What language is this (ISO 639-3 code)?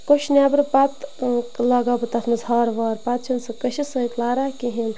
kas